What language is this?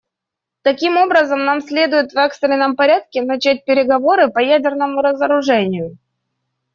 Russian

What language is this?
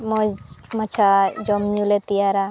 Santali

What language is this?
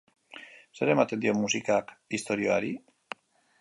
Basque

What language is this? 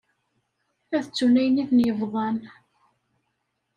Kabyle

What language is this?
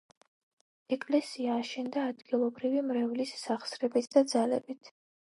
Georgian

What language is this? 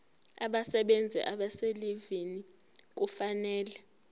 Zulu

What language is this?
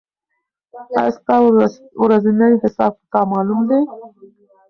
Pashto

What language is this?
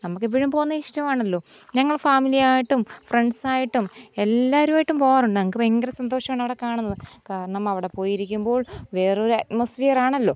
Malayalam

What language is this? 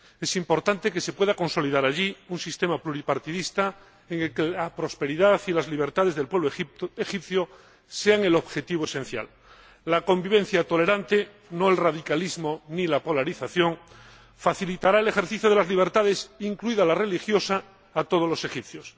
Spanish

